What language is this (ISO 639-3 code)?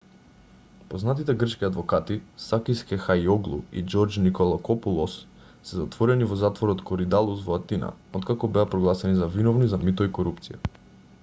mkd